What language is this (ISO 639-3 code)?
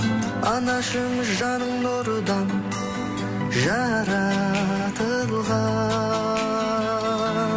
kaz